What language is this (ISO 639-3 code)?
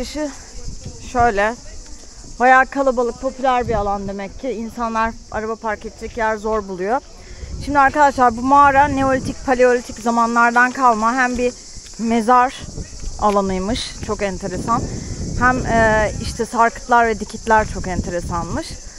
tur